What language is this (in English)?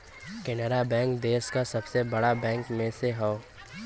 Bhojpuri